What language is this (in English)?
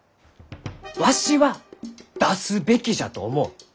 Japanese